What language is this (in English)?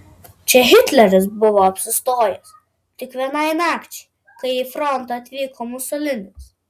Lithuanian